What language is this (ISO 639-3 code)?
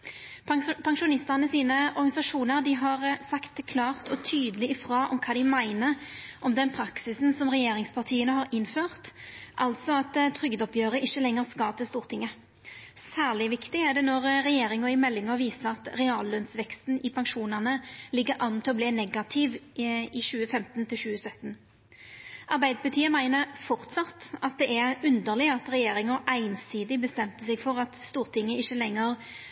nno